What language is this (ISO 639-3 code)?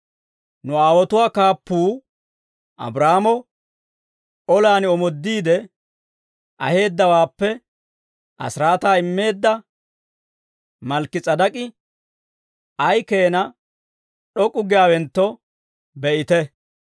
dwr